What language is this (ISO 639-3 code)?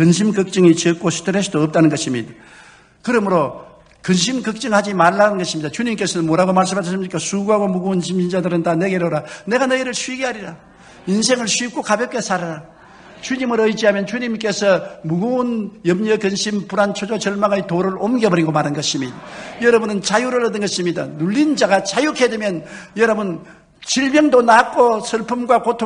kor